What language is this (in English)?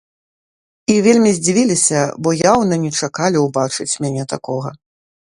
Belarusian